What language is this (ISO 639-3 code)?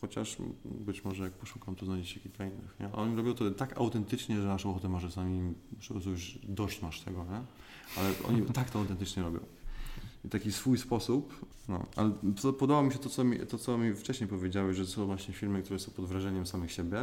pol